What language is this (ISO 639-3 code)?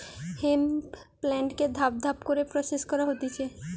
ben